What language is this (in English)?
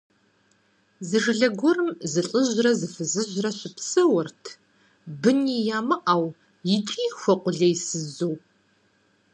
Kabardian